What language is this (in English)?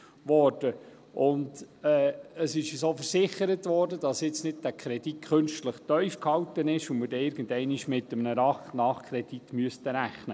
Swiss German